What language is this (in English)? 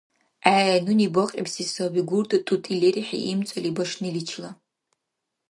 Dargwa